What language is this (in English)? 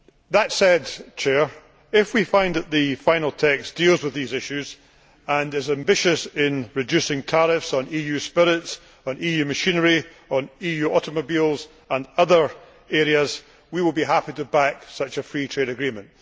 English